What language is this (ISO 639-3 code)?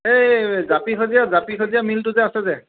asm